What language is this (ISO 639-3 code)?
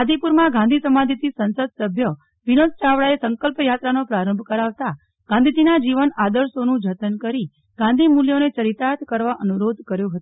guj